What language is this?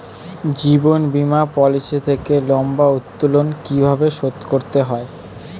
Bangla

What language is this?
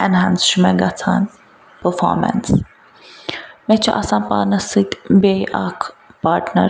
Kashmiri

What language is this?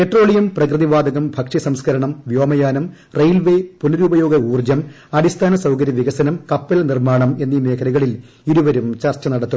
Malayalam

